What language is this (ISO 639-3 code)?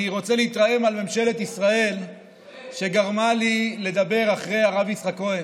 heb